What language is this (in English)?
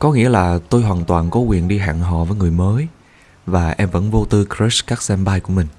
Vietnamese